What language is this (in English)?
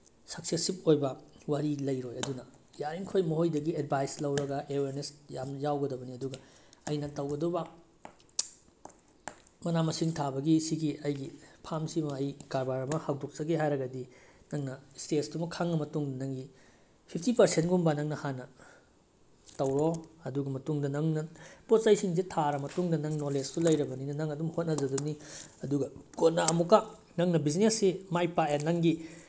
Manipuri